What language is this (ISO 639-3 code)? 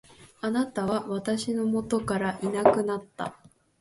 jpn